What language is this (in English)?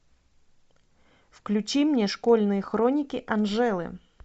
Russian